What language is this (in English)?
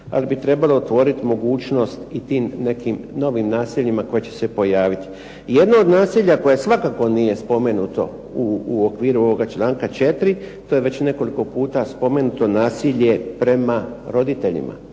Croatian